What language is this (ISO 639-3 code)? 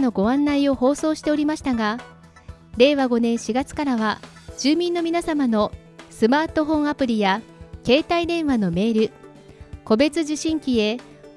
jpn